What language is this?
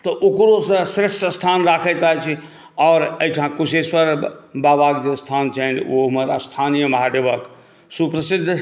Maithili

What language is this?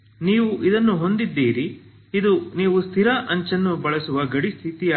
Kannada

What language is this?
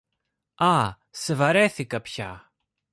Greek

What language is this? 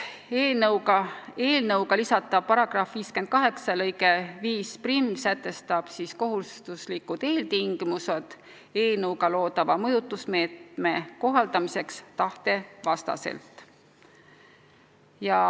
Estonian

